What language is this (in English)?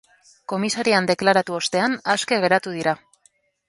Basque